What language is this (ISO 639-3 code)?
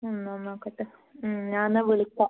mal